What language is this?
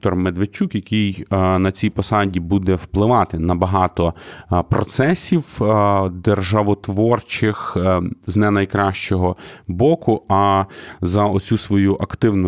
Ukrainian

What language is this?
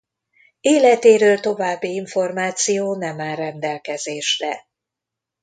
Hungarian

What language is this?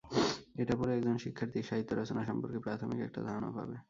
Bangla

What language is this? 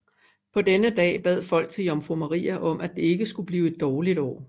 Danish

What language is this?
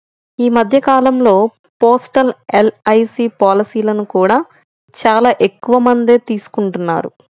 Telugu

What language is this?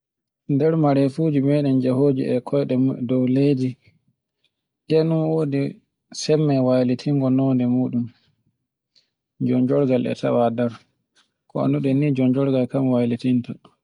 Borgu Fulfulde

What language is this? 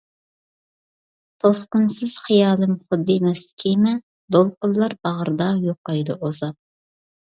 Uyghur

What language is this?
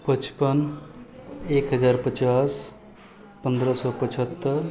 Maithili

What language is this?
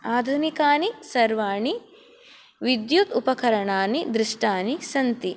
Sanskrit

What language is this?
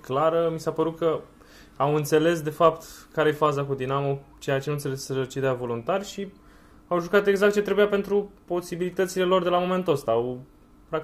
Romanian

